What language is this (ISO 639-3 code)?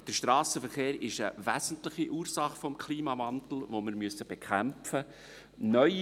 gsw